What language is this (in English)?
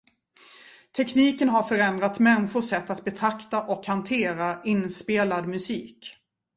Swedish